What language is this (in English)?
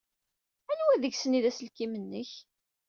Kabyle